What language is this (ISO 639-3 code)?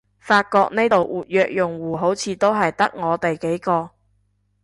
yue